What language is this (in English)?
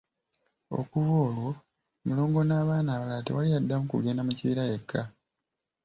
Ganda